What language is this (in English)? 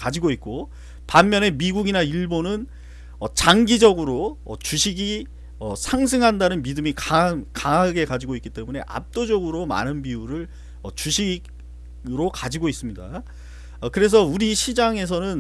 Korean